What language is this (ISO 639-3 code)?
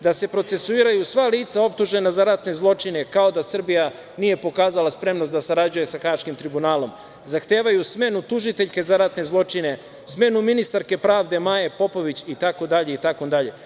srp